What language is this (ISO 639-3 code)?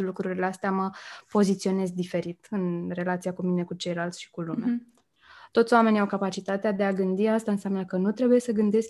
ron